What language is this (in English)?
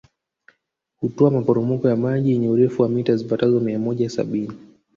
Swahili